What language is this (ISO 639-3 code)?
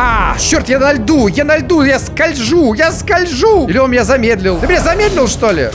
rus